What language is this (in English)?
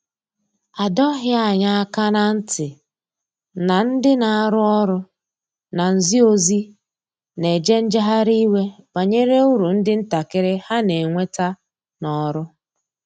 Igbo